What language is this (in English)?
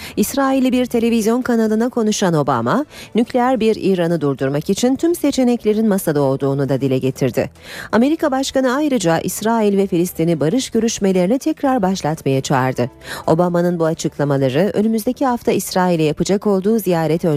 Turkish